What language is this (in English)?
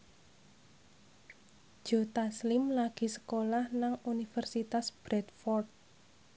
Javanese